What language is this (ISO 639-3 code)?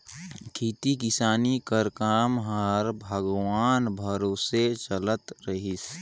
hne